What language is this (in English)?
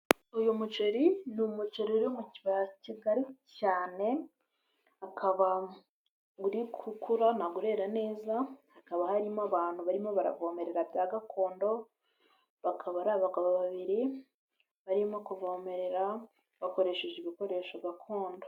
Kinyarwanda